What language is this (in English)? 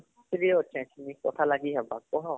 Odia